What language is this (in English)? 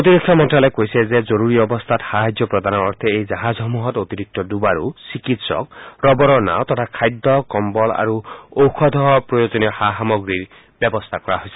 Assamese